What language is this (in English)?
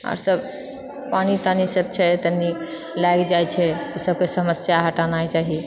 Maithili